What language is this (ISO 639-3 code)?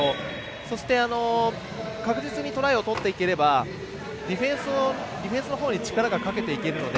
jpn